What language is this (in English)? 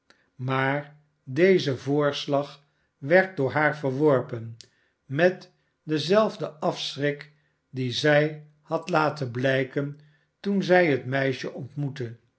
Dutch